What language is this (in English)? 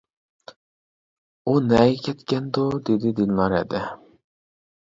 Uyghur